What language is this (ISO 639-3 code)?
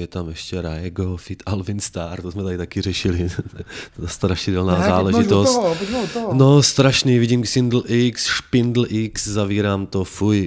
ces